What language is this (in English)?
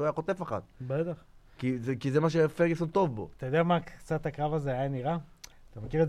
Hebrew